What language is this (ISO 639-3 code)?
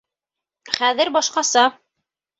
bak